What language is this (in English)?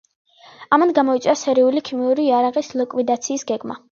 Georgian